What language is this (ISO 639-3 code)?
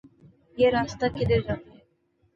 urd